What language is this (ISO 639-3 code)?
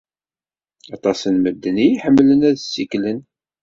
kab